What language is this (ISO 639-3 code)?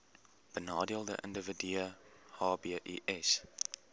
afr